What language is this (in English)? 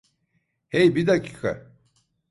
Turkish